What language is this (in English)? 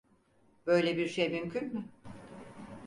Turkish